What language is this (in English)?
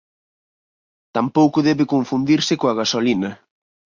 Galician